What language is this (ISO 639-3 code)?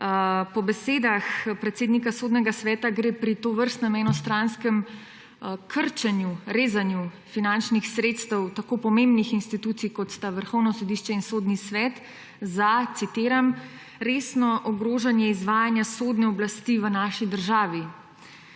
slv